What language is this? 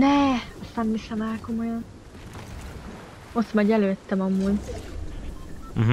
Hungarian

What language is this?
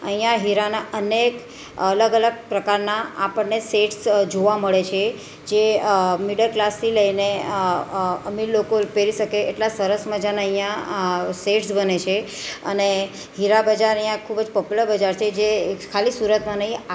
Gujarati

